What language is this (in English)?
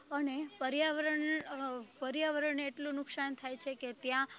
Gujarati